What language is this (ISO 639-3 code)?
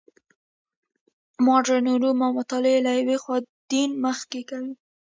pus